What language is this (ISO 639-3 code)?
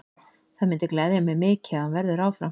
isl